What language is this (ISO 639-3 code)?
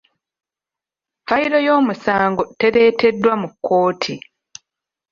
lug